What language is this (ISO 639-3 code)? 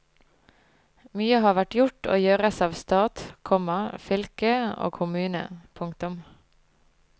nor